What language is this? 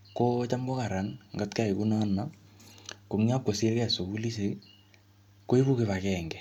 Kalenjin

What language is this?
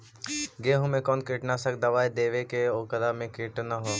Magahi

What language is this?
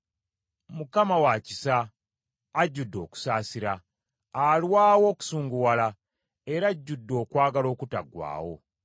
Ganda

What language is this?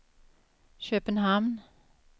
Swedish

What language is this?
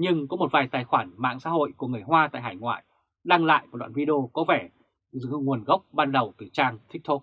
Vietnamese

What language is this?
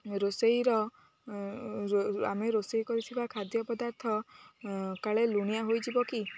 Odia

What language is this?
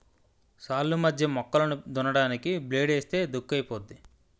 Telugu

